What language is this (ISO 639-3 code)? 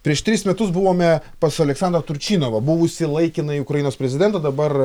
lit